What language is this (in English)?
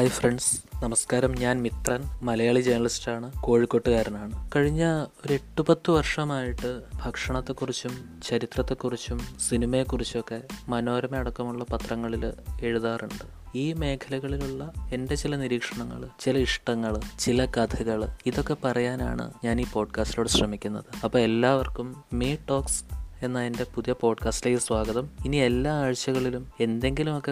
Malayalam